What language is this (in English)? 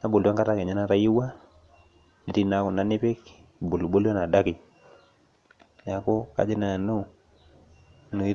Masai